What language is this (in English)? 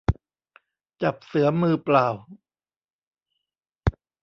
Thai